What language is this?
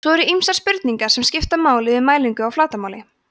Icelandic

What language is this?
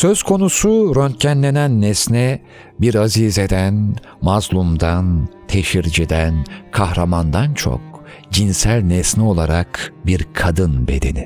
Turkish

